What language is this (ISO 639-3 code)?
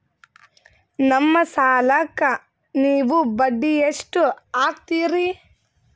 kan